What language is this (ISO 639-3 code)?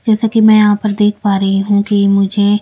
hin